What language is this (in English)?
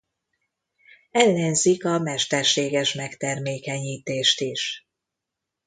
Hungarian